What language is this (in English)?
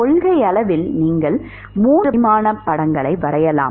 Tamil